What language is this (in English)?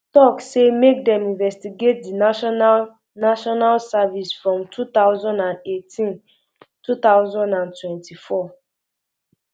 Nigerian Pidgin